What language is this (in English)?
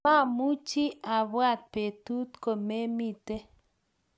Kalenjin